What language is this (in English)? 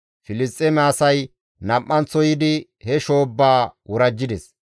Gamo